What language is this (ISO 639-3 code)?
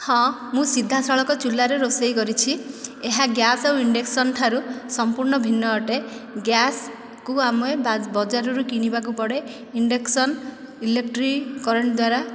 ori